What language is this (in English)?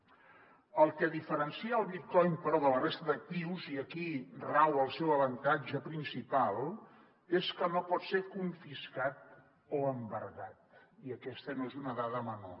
Catalan